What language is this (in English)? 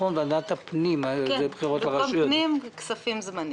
Hebrew